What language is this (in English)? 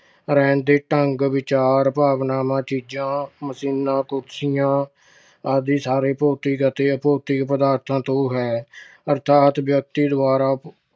Punjabi